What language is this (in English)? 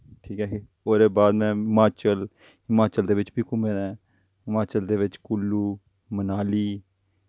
Dogri